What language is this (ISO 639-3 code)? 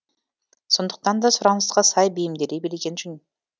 kaz